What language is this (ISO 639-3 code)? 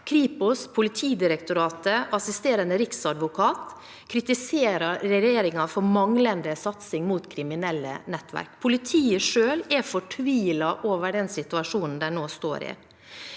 nor